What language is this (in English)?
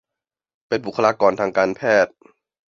Thai